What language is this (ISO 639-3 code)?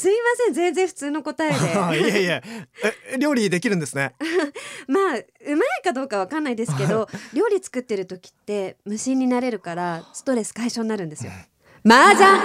jpn